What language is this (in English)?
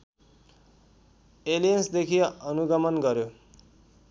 Nepali